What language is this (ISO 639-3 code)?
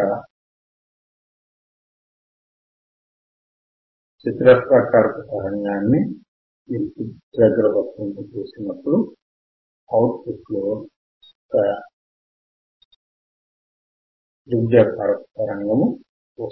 tel